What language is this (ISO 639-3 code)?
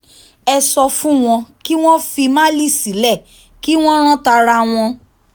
yor